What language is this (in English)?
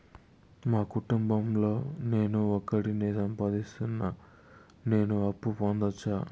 Telugu